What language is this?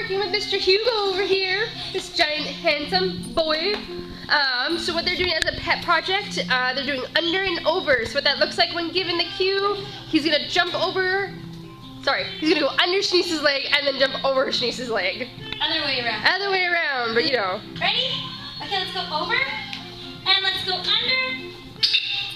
English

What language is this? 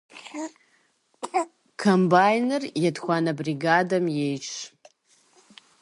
Kabardian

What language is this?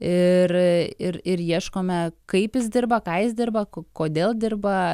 Lithuanian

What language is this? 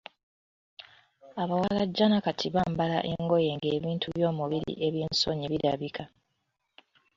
Ganda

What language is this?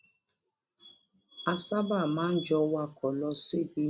Yoruba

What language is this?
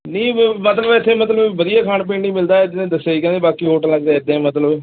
Punjabi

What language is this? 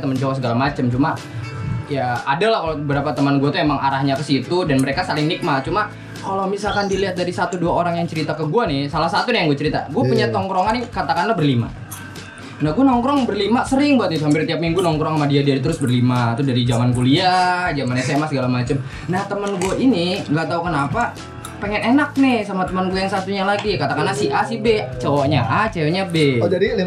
Indonesian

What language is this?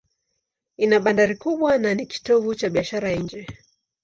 Swahili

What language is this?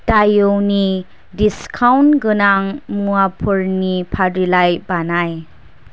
Bodo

